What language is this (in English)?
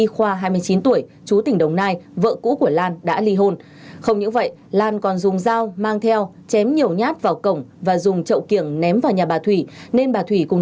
Vietnamese